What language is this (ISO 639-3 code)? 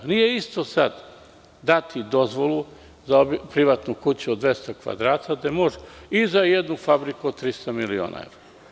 srp